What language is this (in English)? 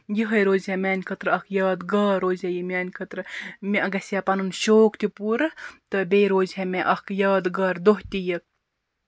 Kashmiri